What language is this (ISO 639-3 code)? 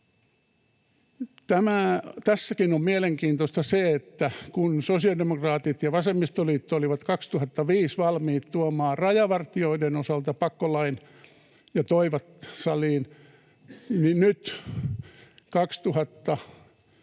fin